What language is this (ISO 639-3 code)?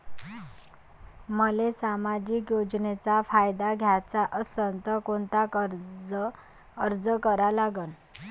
mar